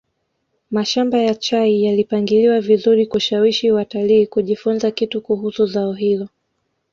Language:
Swahili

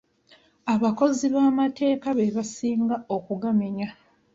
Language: Ganda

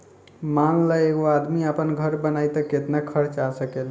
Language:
Bhojpuri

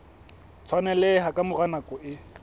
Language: Southern Sotho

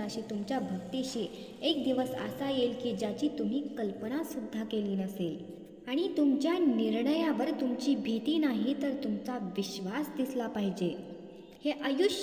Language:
Marathi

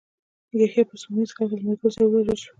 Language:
Pashto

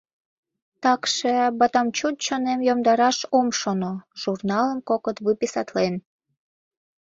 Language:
Mari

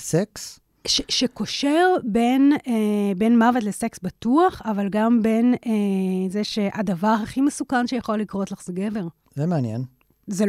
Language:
Hebrew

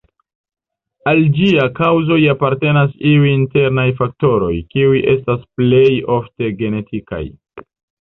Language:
Esperanto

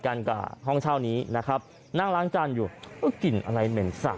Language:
Thai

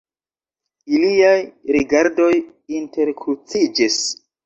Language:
Esperanto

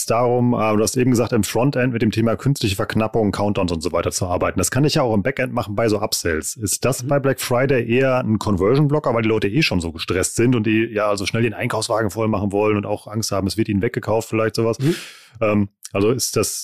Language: German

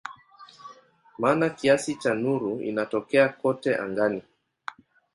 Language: Swahili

